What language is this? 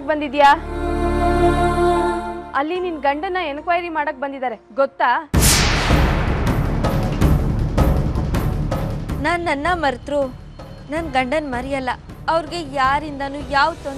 Hindi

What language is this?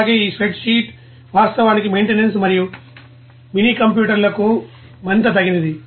Telugu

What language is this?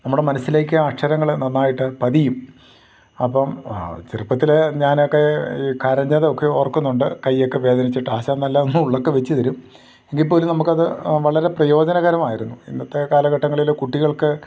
Malayalam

